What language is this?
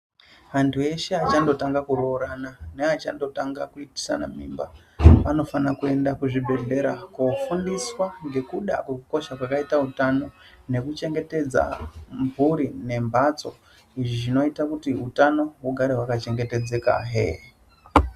Ndau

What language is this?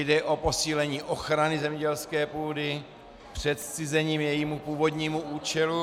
Czech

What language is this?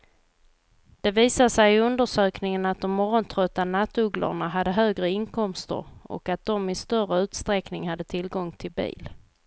Swedish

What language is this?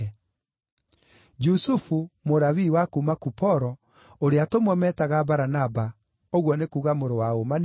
Kikuyu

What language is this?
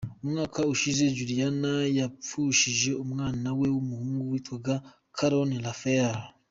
Kinyarwanda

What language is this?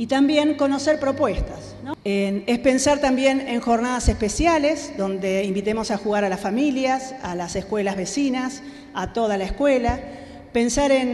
Spanish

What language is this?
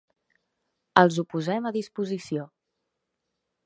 Catalan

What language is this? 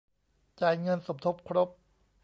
Thai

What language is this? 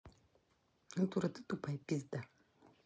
Russian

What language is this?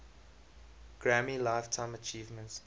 English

